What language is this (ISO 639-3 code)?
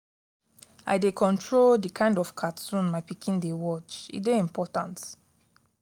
pcm